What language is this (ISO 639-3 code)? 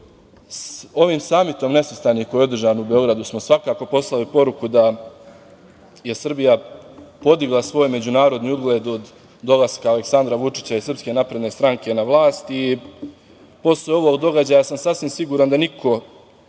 srp